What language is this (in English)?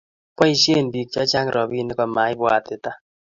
Kalenjin